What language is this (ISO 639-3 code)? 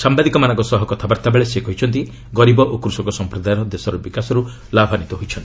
ori